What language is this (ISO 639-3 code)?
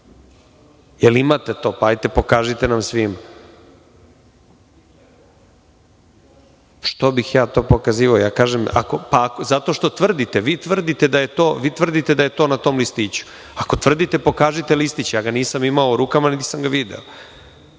srp